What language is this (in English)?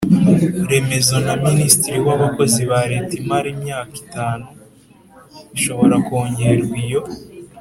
Kinyarwanda